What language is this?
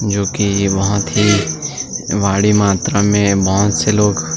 Hindi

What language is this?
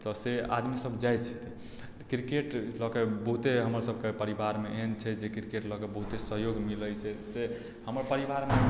Maithili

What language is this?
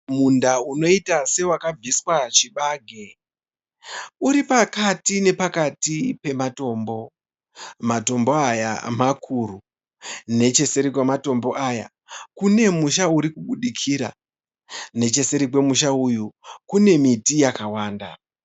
Shona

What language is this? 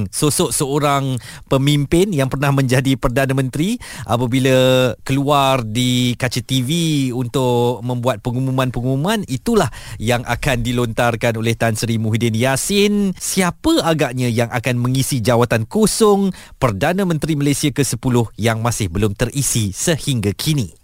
Malay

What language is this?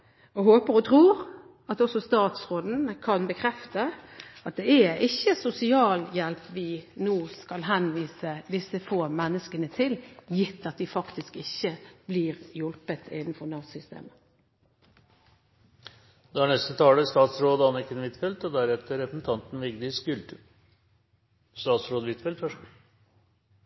Norwegian Bokmål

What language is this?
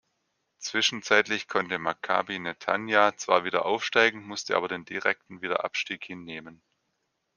German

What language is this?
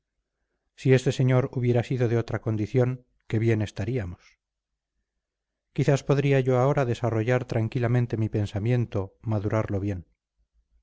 Spanish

